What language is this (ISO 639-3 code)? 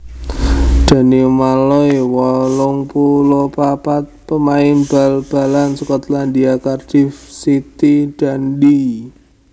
jav